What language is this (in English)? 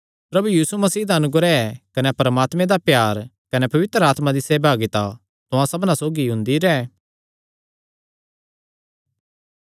Kangri